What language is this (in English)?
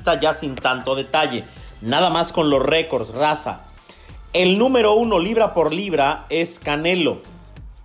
Spanish